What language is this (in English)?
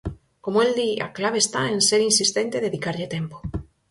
Galician